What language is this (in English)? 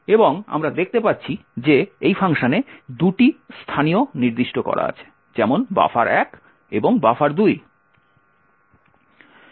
Bangla